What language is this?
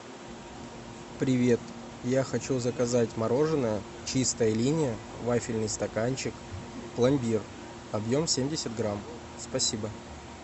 Russian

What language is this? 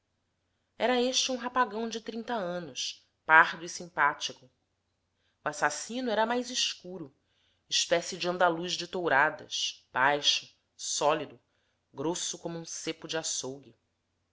Portuguese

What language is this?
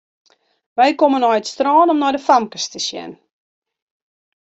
Western Frisian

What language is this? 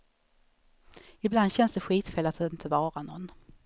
Swedish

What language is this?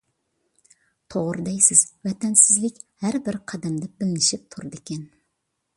Uyghur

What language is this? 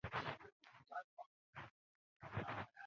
Chinese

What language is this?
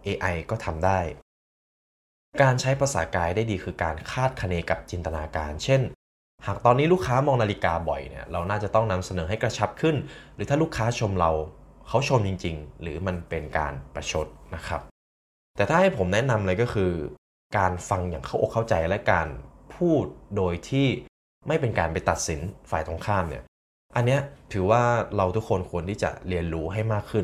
Thai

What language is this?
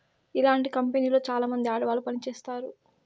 Telugu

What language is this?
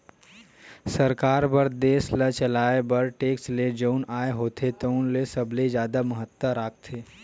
Chhattisgarhi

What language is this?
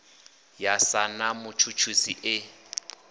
Venda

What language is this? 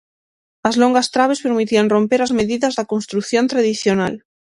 Galician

